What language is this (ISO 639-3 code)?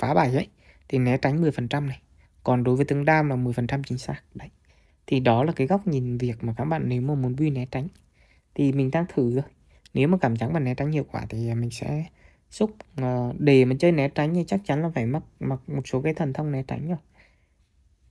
vie